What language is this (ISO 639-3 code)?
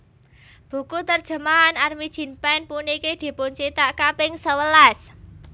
jav